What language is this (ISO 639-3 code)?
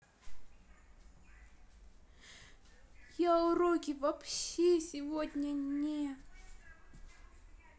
rus